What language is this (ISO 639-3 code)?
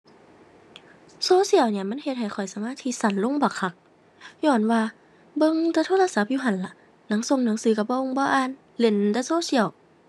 tha